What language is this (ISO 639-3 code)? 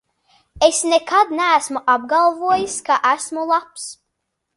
lav